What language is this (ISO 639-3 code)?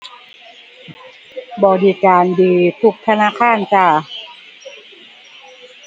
tha